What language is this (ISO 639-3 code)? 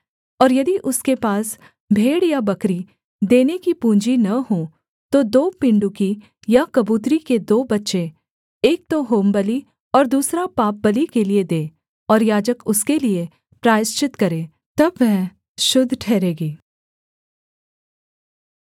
hin